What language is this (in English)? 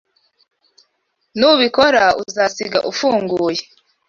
Kinyarwanda